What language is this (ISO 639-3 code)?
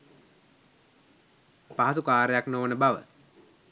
sin